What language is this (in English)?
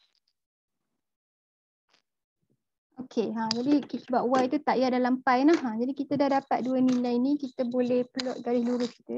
Malay